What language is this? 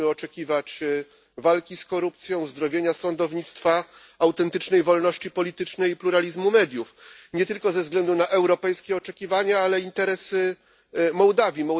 Polish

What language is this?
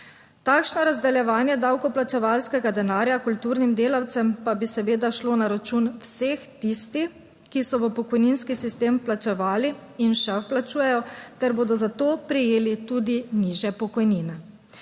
Slovenian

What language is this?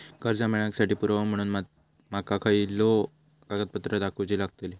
Marathi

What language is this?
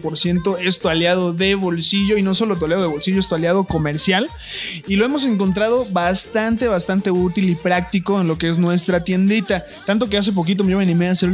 Spanish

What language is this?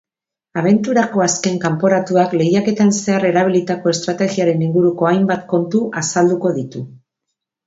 Basque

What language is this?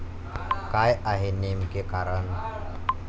Marathi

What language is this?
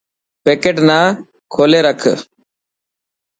Dhatki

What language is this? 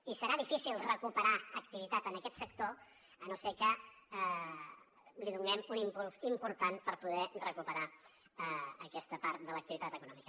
Catalan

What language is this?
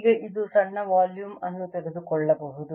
Kannada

